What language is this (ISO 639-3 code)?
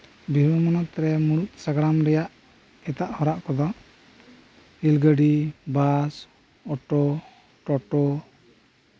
sat